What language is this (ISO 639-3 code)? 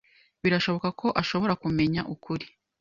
kin